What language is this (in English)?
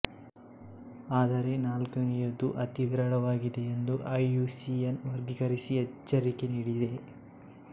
Kannada